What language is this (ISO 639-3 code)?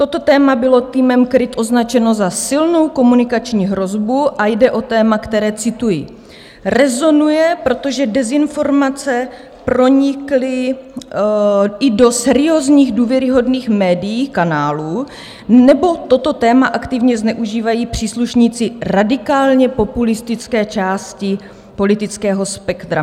ces